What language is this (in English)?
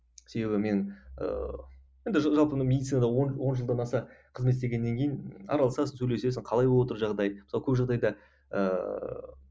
Kazakh